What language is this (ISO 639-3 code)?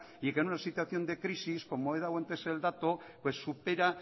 spa